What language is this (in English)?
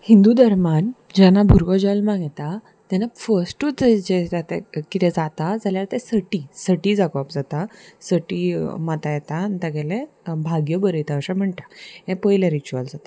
Konkani